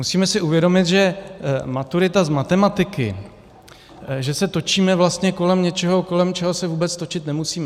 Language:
Czech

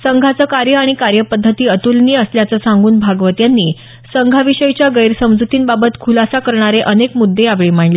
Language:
Marathi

